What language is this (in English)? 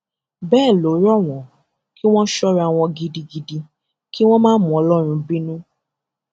Yoruba